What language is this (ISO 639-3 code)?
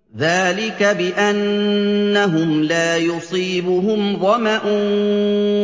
ara